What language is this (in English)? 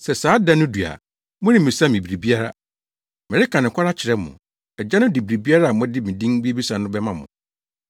Akan